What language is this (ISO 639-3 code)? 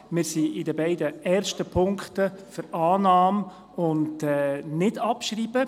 gsw